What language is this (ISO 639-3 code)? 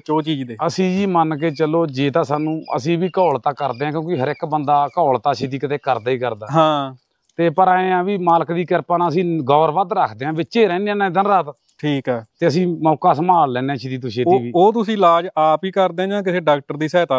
pan